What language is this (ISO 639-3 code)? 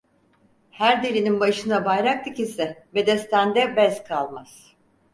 tur